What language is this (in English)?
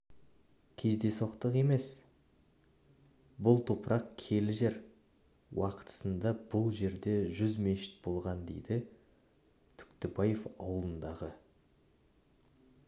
Kazakh